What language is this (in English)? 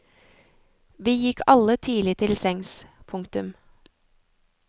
Norwegian